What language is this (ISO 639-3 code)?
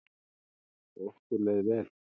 isl